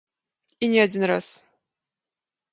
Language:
Belarusian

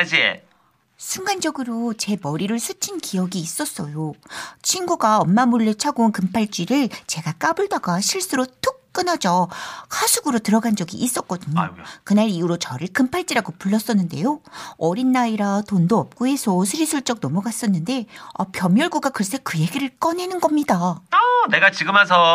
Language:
Korean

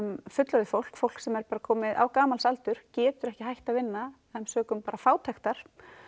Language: Icelandic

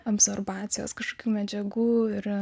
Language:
Lithuanian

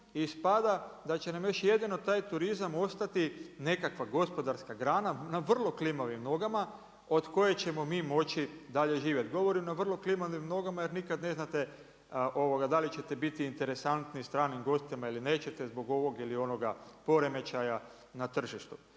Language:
Croatian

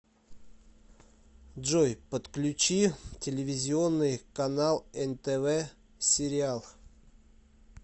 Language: Russian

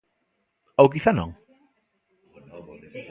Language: Galician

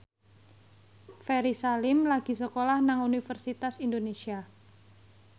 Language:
Javanese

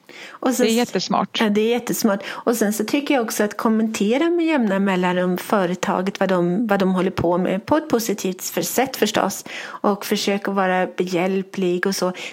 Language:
Swedish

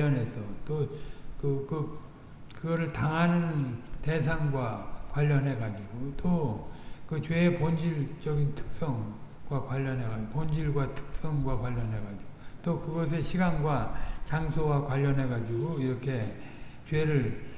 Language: Korean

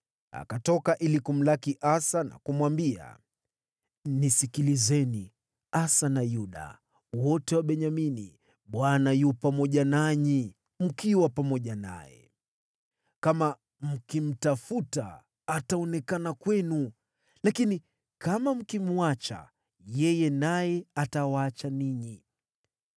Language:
Swahili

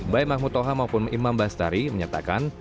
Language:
Indonesian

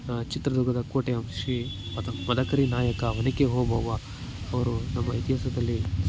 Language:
Kannada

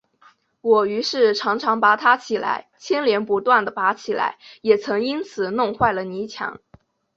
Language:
Chinese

